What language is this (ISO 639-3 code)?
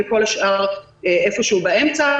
heb